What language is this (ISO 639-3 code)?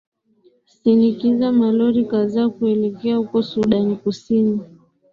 swa